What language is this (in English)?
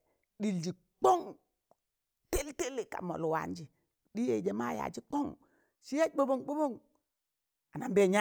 Tangale